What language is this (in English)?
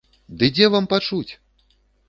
Belarusian